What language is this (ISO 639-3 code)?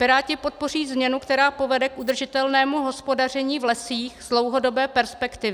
ces